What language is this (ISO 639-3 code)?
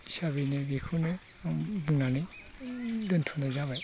brx